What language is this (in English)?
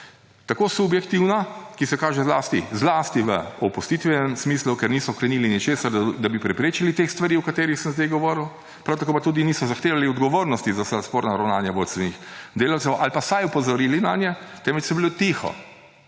Slovenian